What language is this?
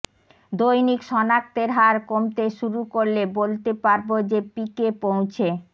Bangla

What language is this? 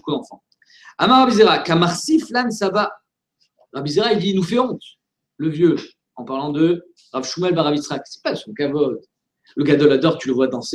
French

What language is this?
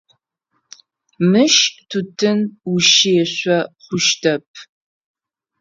Adyghe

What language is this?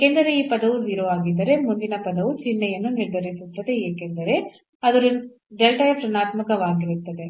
Kannada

